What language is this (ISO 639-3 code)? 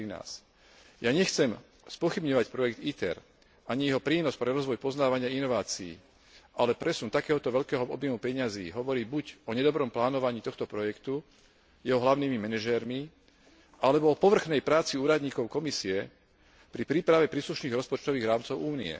slk